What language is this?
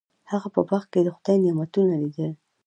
Pashto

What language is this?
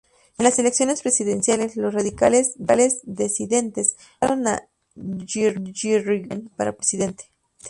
Spanish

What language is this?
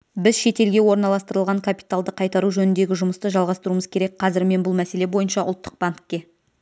Kazakh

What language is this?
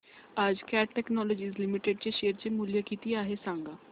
Marathi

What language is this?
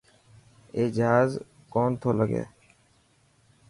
Dhatki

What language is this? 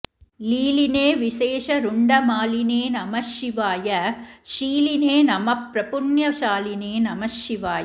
Sanskrit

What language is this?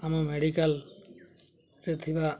Odia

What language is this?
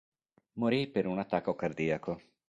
Italian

